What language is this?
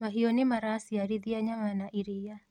Kikuyu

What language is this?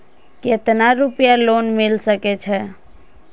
Maithili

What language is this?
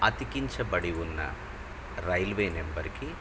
Telugu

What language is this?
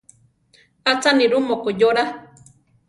Central Tarahumara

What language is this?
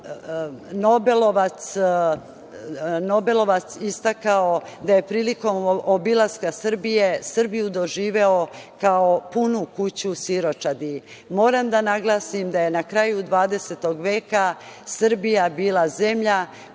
Serbian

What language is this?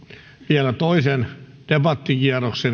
Finnish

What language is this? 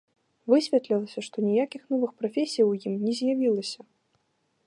Belarusian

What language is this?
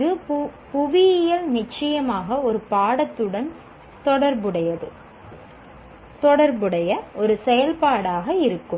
Tamil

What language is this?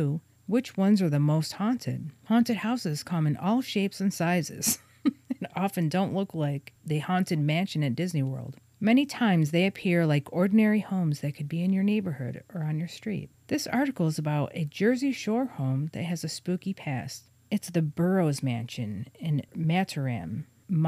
English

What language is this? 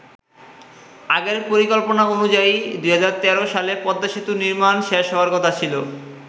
Bangla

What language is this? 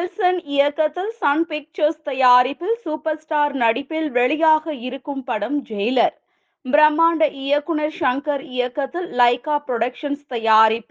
Tamil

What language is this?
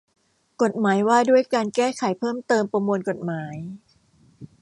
Thai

